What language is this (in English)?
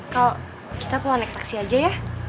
Indonesian